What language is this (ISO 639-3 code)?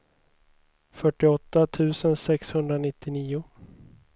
swe